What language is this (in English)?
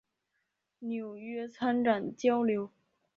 Chinese